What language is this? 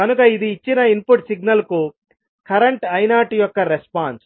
Telugu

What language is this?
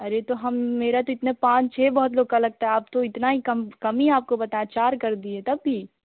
Hindi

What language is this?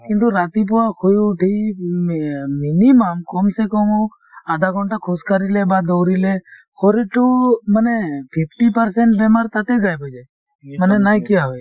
Assamese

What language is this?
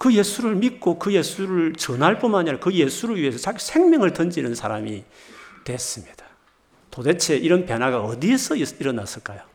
Korean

